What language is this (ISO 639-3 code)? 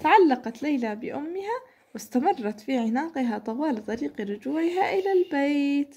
ara